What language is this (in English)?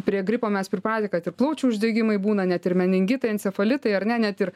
Lithuanian